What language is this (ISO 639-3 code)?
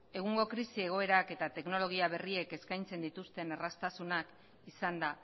eus